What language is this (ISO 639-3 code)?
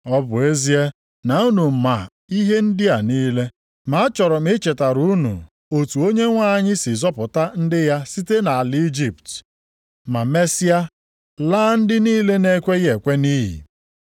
ibo